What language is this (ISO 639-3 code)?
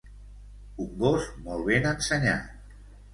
cat